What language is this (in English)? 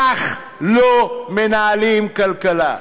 Hebrew